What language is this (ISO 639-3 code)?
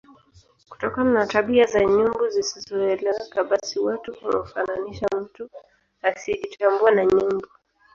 swa